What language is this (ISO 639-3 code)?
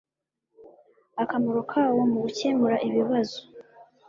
kin